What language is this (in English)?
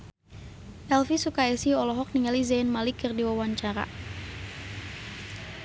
Sundanese